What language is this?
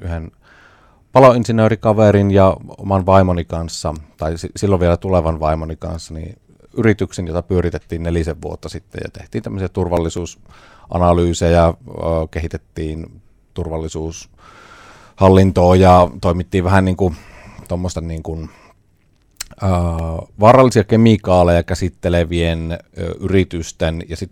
Finnish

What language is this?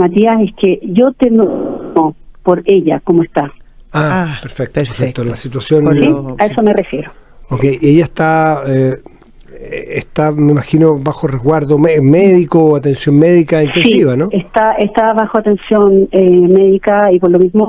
Spanish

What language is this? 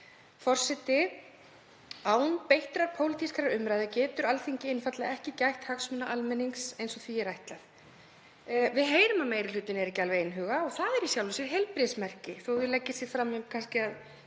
Icelandic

